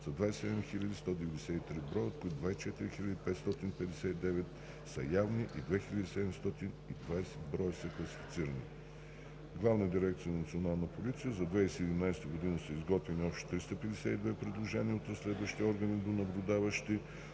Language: Bulgarian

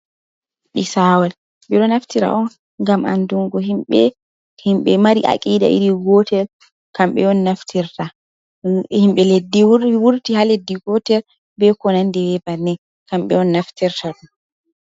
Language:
Fula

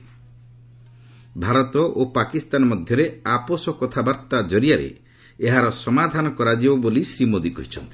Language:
Odia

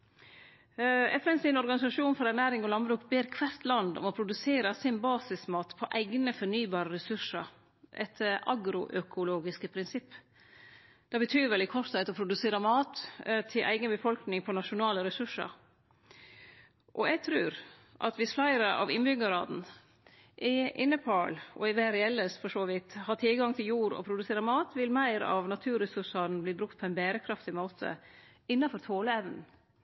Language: Norwegian Nynorsk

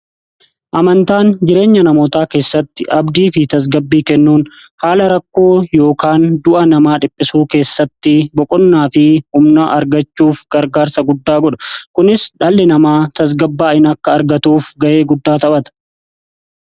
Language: Oromo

